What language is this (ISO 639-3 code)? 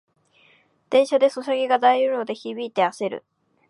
jpn